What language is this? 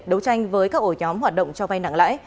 Vietnamese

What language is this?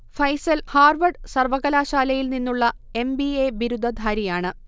Malayalam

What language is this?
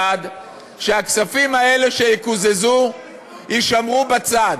Hebrew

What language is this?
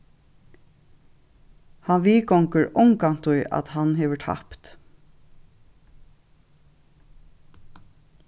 Faroese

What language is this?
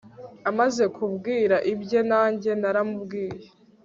Kinyarwanda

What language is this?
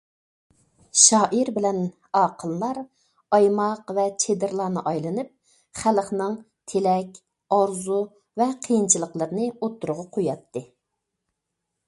Uyghur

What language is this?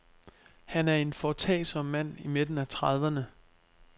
Danish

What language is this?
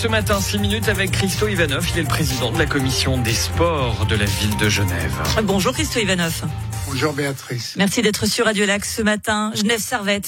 French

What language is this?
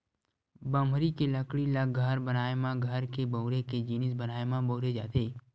Chhattisgarhi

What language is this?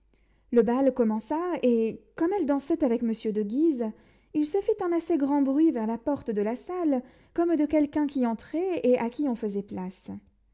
French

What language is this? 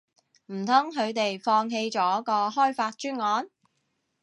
Cantonese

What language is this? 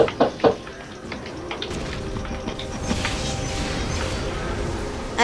Bulgarian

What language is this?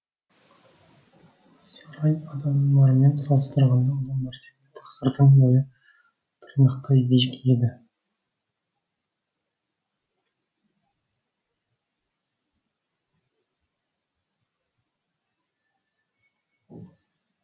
Kazakh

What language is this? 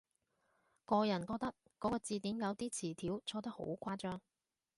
Cantonese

